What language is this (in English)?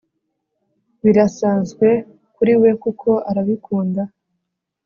Kinyarwanda